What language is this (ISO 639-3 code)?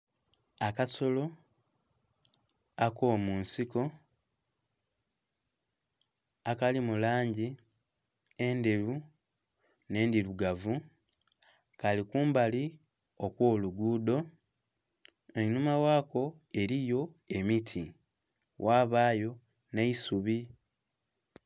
xog